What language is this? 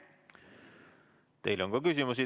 Estonian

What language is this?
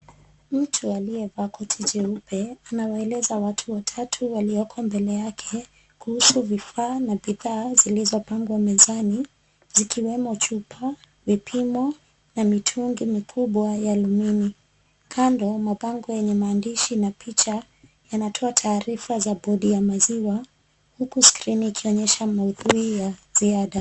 Swahili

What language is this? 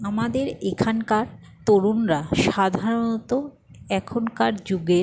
Bangla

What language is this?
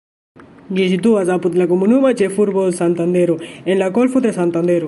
Esperanto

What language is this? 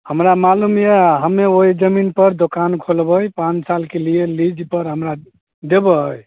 Maithili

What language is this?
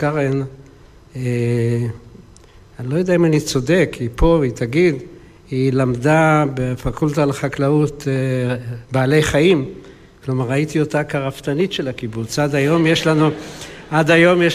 Hebrew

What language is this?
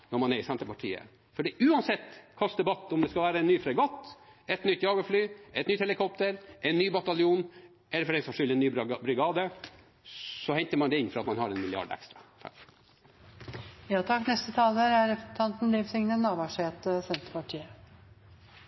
Norwegian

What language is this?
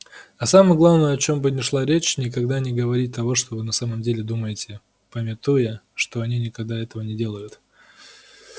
Russian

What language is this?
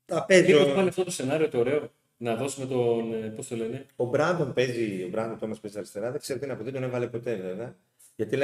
Greek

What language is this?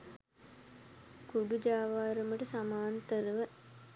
Sinhala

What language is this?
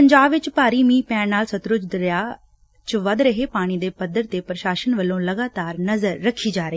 Punjabi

